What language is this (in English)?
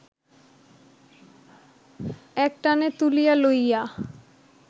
Bangla